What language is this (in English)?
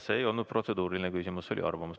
Estonian